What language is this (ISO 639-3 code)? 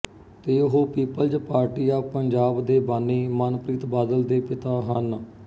pan